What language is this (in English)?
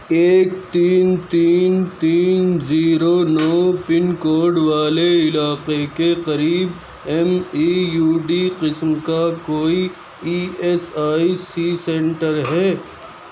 Urdu